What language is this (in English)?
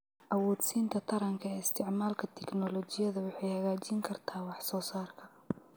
Somali